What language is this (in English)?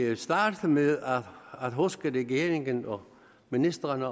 Danish